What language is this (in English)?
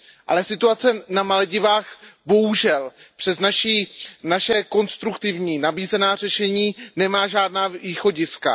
Czech